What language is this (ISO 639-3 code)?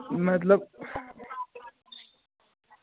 doi